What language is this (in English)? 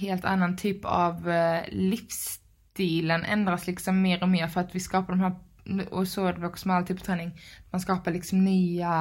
Swedish